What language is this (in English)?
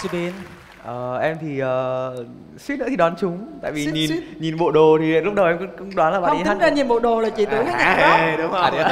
Vietnamese